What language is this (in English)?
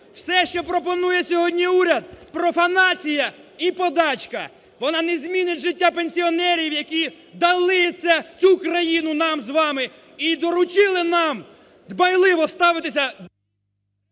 Ukrainian